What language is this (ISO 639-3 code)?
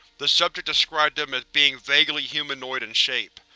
eng